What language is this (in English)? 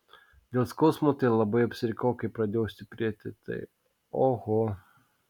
Lithuanian